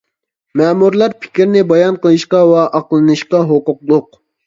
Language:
Uyghur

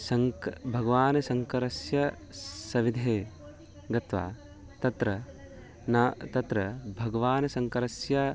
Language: Sanskrit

